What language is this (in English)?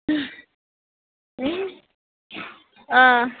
Bodo